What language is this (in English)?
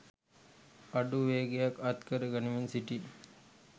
Sinhala